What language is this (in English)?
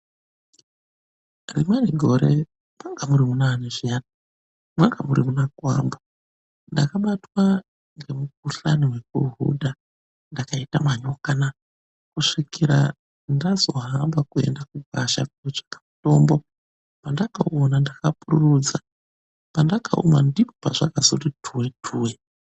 Ndau